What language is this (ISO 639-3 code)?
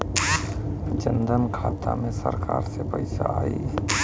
bho